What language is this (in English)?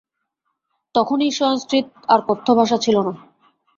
Bangla